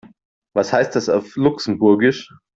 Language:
German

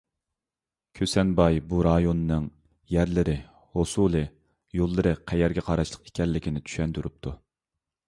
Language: Uyghur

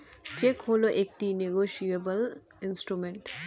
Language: Bangla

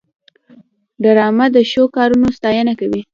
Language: Pashto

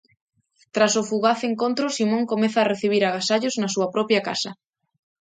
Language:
Galician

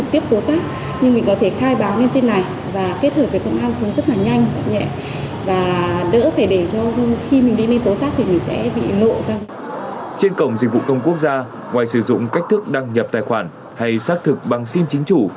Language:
Vietnamese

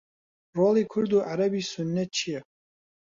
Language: Central Kurdish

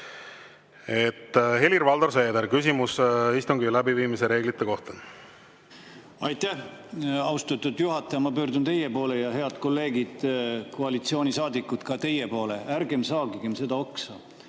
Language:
Estonian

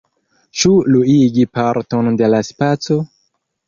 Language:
Esperanto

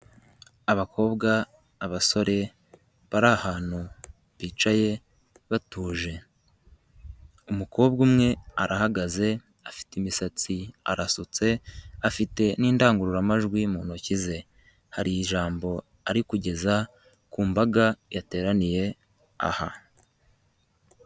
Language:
Kinyarwanda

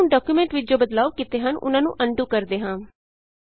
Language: Punjabi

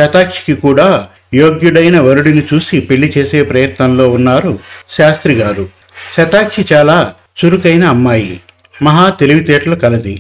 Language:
Telugu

